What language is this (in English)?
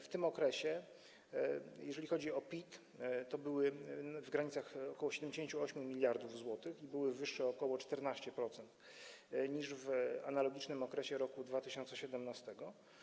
Polish